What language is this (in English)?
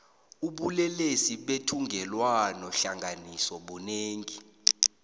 South Ndebele